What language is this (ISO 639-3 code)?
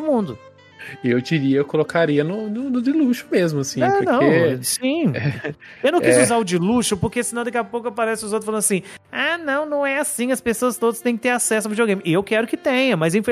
por